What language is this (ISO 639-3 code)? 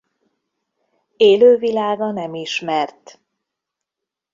hun